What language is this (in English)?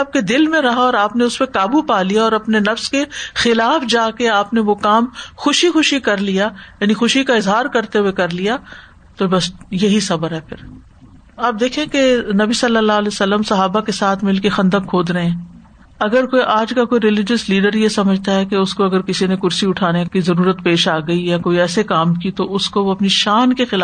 Urdu